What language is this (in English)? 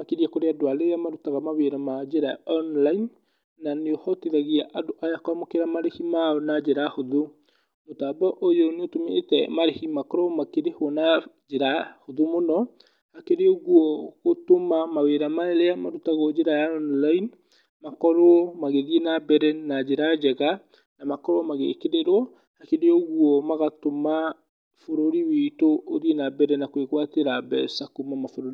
Kikuyu